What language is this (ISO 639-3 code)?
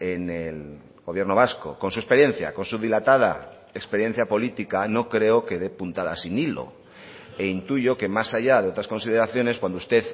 spa